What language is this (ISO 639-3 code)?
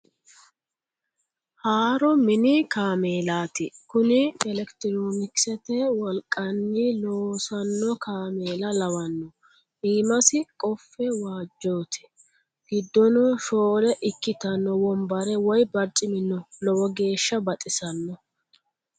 sid